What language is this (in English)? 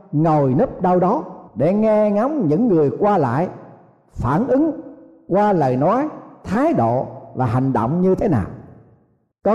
Vietnamese